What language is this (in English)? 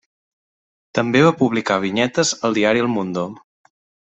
Catalan